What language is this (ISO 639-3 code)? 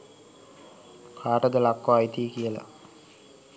sin